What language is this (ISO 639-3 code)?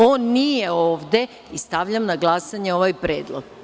srp